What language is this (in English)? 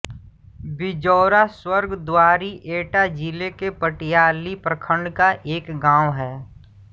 Hindi